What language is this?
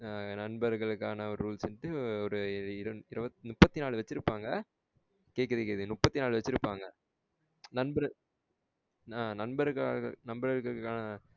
Tamil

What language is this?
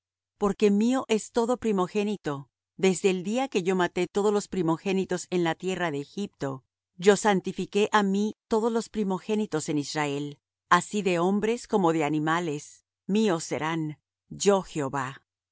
Spanish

